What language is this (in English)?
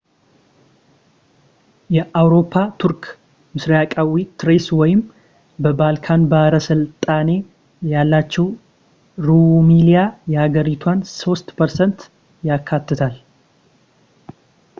Amharic